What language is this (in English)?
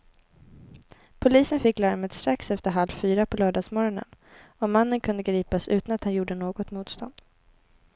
Swedish